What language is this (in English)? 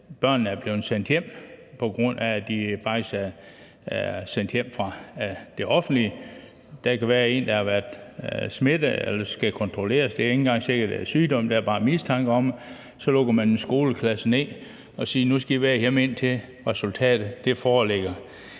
Danish